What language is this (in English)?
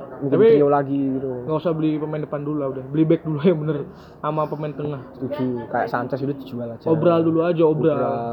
Indonesian